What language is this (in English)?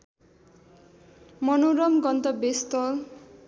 Nepali